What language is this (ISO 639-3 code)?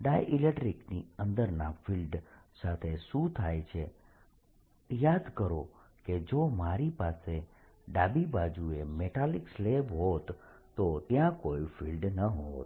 guj